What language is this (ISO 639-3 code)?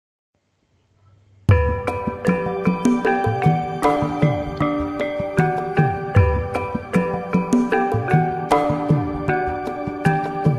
vie